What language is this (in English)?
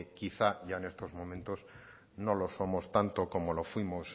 Spanish